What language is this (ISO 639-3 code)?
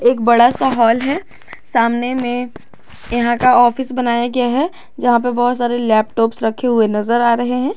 hin